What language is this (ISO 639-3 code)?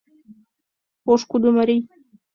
chm